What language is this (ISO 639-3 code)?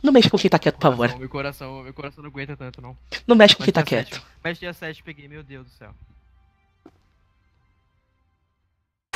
por